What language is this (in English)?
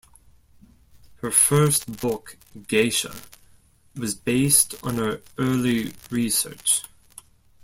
English